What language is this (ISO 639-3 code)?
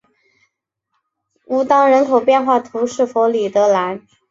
zho